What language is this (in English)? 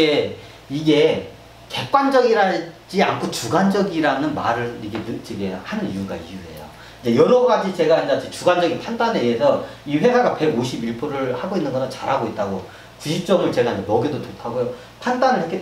Korean